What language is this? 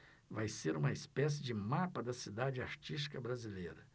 Portuguese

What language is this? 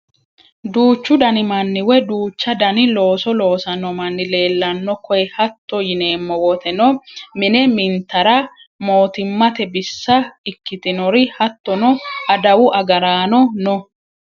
Sidamo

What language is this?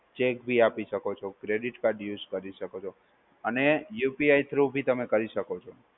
Gujarati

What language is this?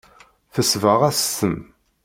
Kabyle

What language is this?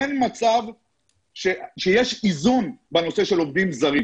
Hebrew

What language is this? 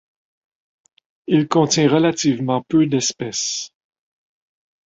French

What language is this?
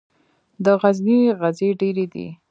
Pashto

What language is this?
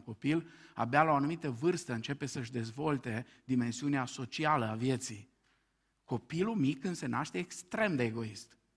Romanian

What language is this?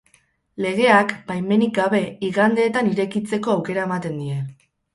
Basque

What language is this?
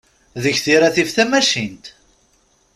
Kabyle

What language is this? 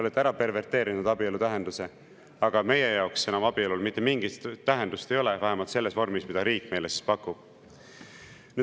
Estonian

